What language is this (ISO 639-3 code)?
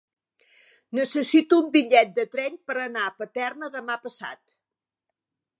cat